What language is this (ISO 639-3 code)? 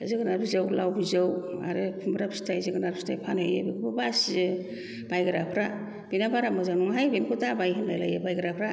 brx